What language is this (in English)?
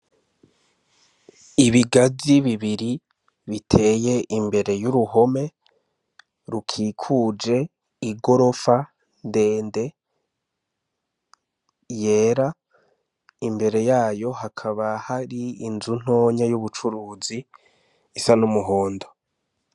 Rundi